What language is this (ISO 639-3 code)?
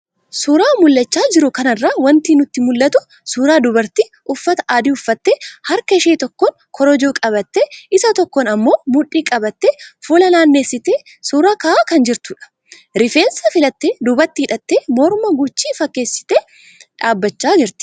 orm